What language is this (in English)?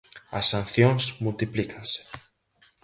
Galician